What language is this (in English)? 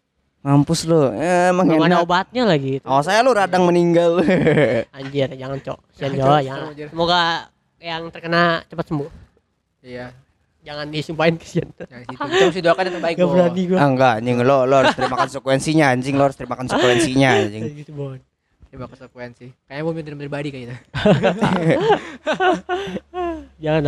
Indonesian